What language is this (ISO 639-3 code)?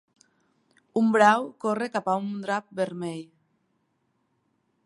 cat